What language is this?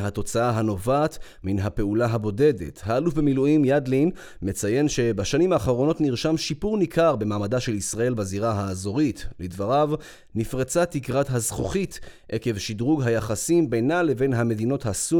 Hebrew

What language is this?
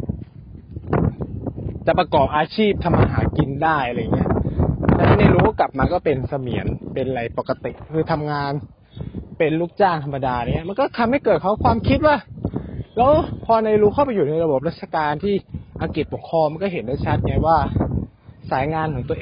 Thai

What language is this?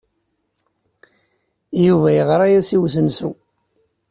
Kabyle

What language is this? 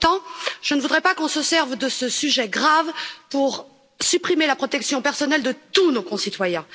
French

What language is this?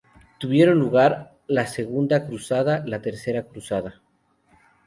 Spanish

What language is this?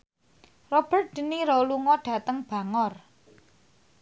Javanese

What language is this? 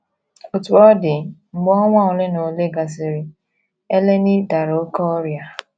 Igbo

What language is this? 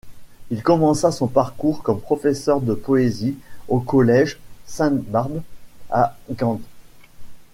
French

